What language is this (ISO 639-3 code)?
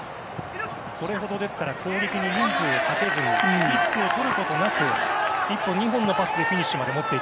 jpn